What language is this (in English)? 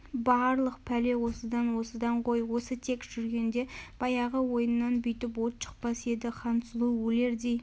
Kazakh